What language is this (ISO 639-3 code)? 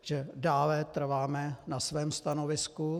ces